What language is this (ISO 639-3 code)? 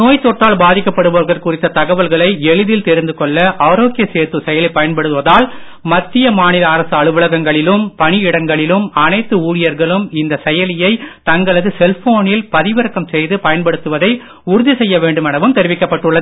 tam